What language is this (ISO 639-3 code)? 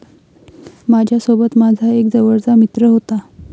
mar